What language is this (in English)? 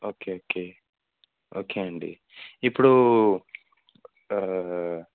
Telugu